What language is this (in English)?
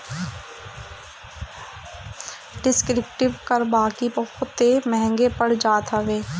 Bhojpuri